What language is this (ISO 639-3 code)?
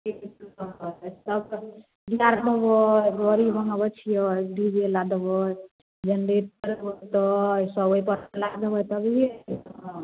mai